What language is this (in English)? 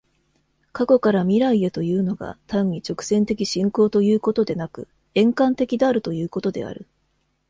Japanese